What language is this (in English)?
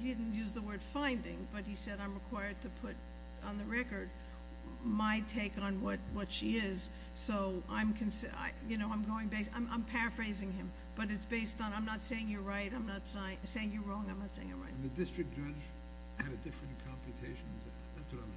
English